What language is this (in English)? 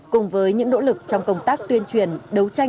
Vietnamese